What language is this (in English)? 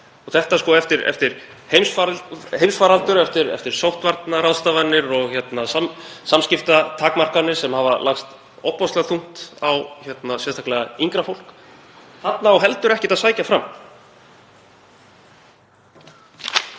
Icelandic